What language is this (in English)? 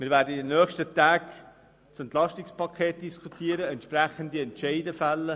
Swiss German